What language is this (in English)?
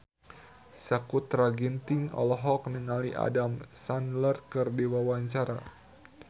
Sundanese